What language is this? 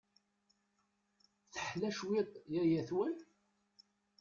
Kabyle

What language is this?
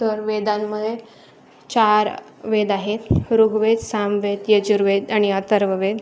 Marathi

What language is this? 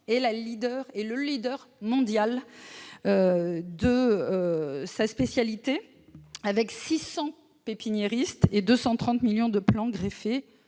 French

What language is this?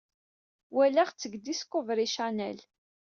Kabyle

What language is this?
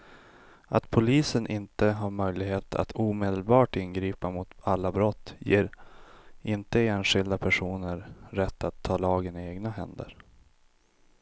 Swedish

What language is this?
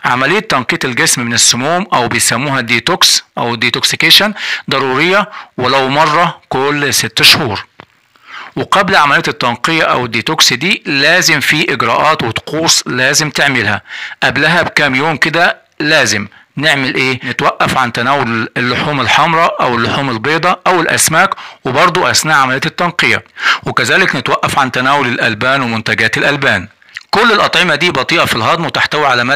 Arabic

